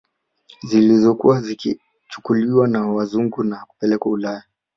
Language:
Swahili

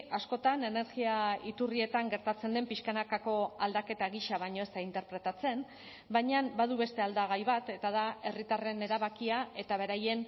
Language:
Basque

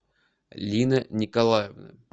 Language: Russian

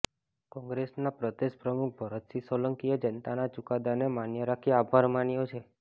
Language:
Gujarati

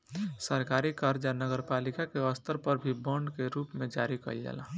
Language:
Bhojpuri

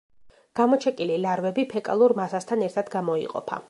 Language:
Georgian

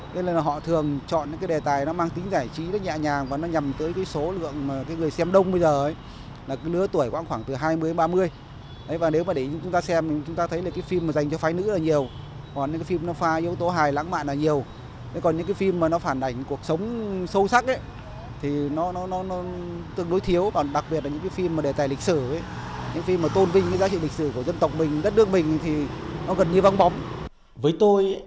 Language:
Vietnamese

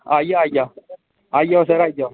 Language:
Dogri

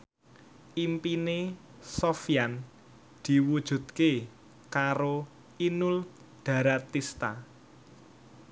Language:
Javanese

